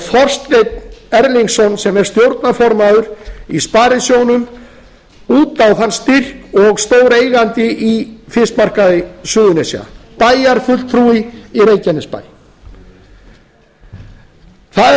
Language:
Icelandic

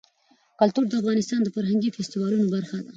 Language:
Pashto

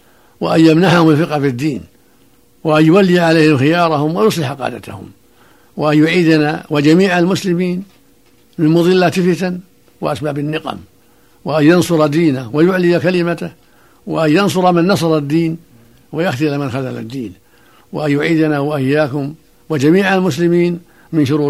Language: Arabic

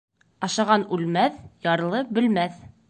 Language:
Bashkir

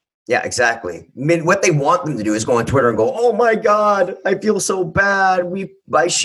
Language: English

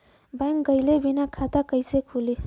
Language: Bhojpuri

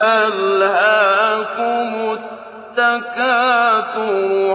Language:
Arabic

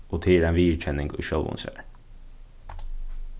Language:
Faroese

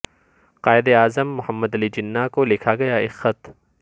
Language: Urdu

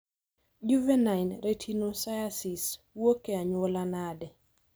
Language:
Luo (Kenya and Tanzania)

